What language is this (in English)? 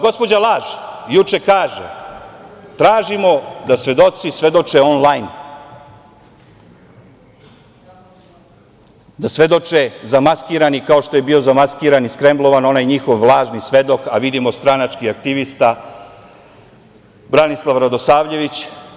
Serbian